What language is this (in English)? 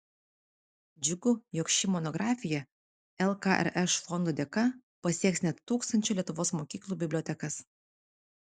Lithuanian